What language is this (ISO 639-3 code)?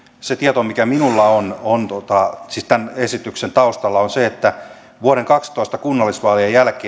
fin